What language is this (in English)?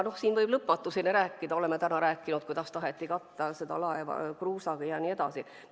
Estonian